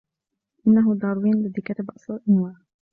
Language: Arabic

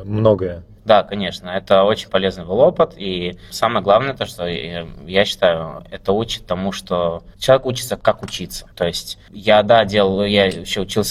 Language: Russian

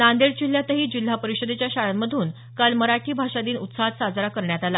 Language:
Marathi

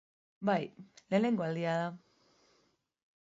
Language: Basque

